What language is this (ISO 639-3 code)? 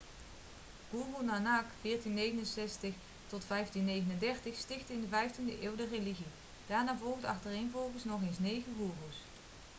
nld